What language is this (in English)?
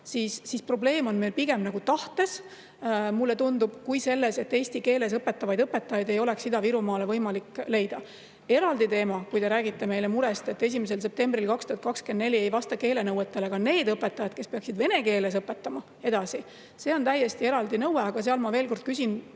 Estonian